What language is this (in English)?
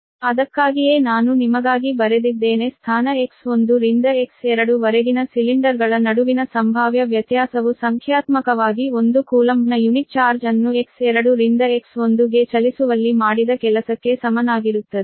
Kannada